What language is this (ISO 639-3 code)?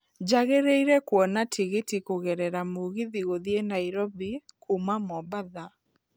kik